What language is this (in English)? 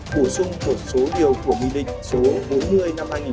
Vietnamese